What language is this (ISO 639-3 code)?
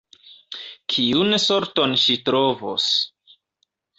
epo